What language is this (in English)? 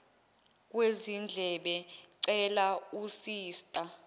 Zulu